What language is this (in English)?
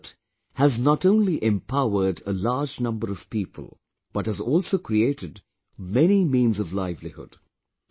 English